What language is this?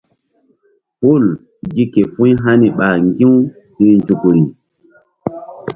Mbum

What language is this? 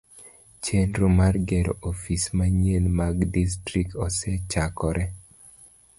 Luo (Kenya and Tanzania)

